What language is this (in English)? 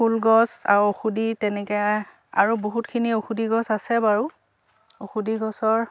Assamese